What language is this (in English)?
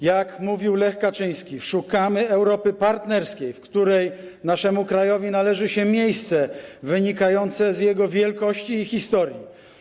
Polish